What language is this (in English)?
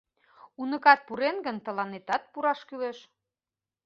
Mari